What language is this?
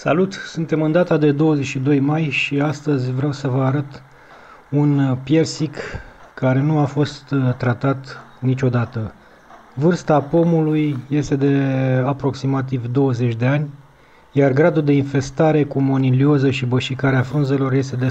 Romanian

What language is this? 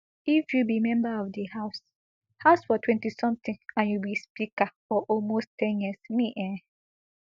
Nigerian Pidgin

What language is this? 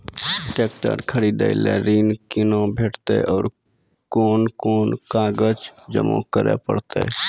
Maithili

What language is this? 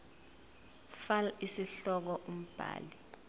Zulu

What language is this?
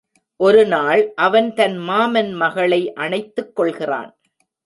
Tamil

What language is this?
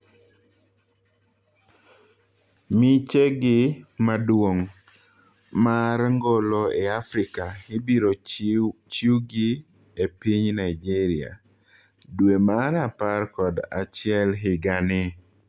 Luo (Kenya and Tanzania)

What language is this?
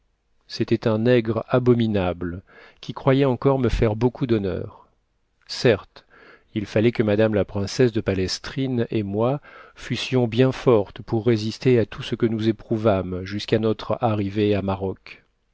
French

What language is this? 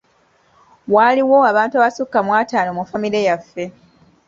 Ganda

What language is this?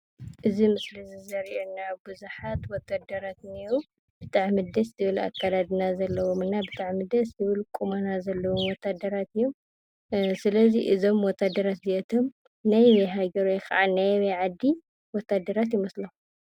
Tigrinya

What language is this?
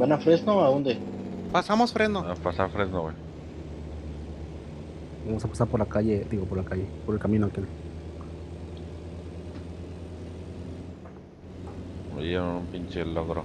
Spanish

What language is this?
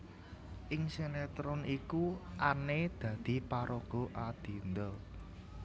Javanese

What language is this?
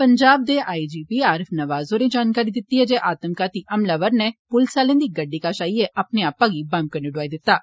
Dogri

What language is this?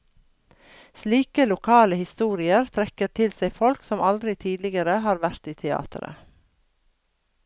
Norwegian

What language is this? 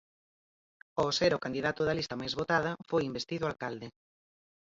Galician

